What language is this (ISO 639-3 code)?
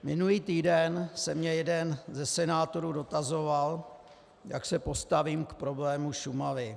ces